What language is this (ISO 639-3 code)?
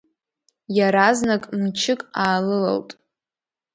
abk